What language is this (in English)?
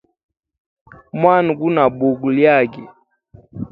Hemba